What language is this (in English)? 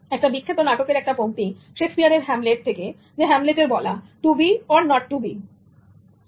Bangla